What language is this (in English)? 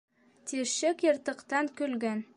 Bashkir